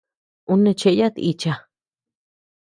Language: Tepeuxila Cuicatec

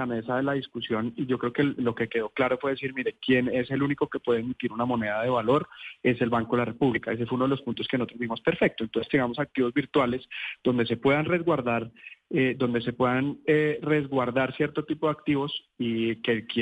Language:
Spanish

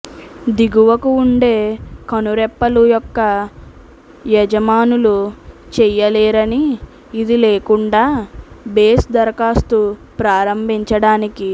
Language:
Telugu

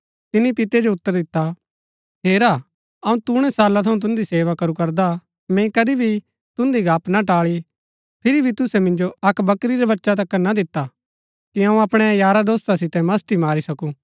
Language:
Gaddi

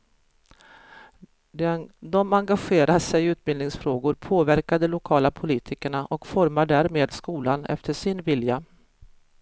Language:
Swedish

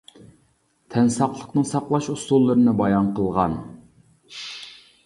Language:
Uyghur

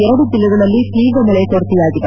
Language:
Kannada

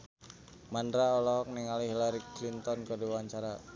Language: Sundanese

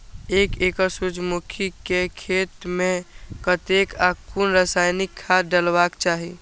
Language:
Maithili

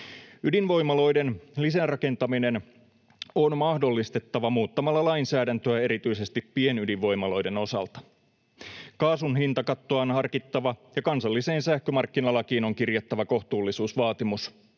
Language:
Finnish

